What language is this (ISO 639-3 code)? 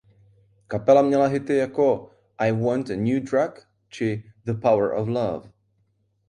ces